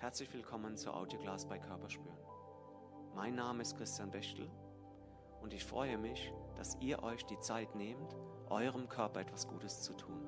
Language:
German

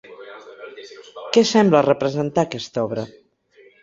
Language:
Catalan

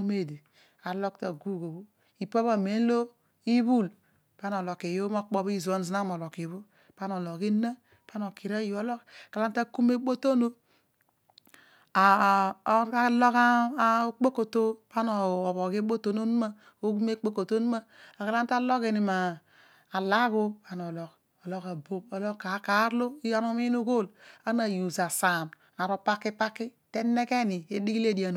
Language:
Odual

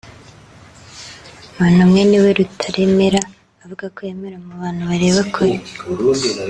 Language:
Kinyarwanda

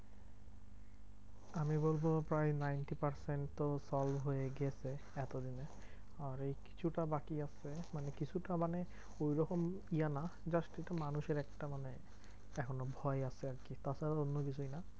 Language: Bangla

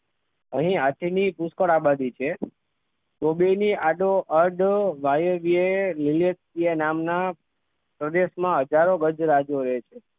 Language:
Gujarati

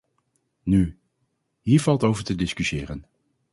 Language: Dutch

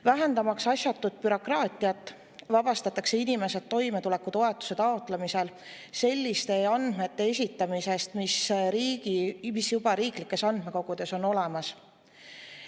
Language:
Estonian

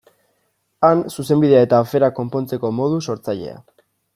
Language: Basque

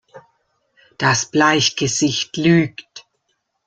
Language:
German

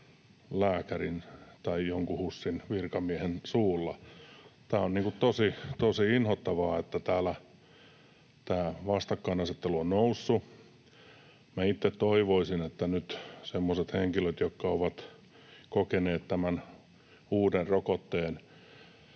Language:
Finnish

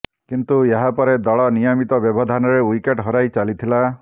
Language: Odia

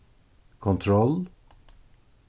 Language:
Faroese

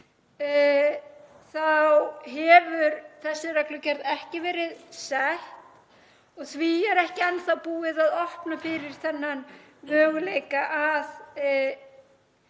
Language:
Icelandic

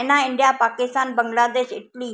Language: Sindhi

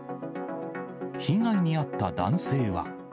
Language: Japanese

